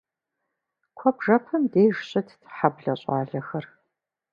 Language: Kabardian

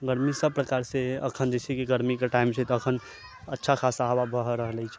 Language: Maithili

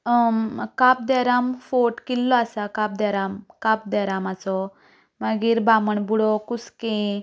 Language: Konkani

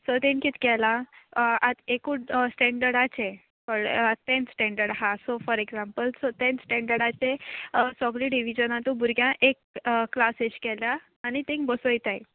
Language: Konkani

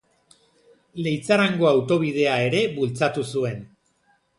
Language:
Basque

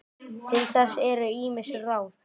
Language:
Icelandic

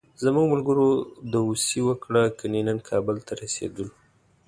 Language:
Pashto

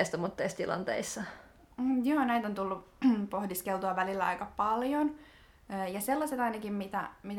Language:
Finnish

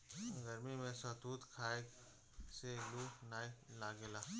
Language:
Bhojpuri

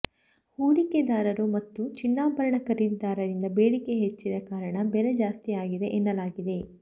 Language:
Kannada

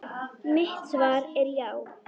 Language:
Icelandic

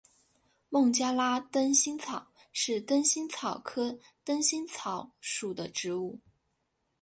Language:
Chinese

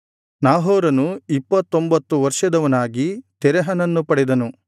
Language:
Kannada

